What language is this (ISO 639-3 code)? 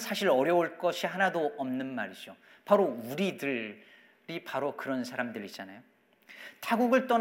kor